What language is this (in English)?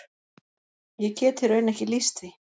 Icelandic